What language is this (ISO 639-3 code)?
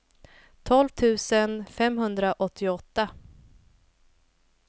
swe